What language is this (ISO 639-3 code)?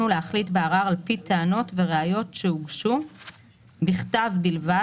heb